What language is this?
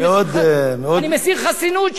Hebrew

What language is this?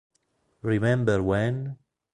Italian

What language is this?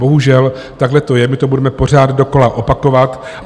Czech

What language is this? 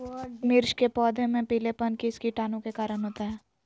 Magahi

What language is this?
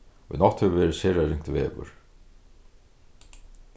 Faroese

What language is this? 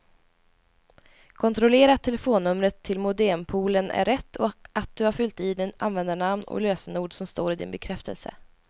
Swedish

